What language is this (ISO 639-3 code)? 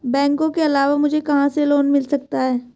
hin